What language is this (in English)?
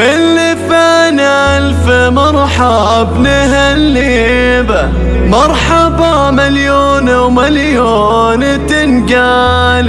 Arabic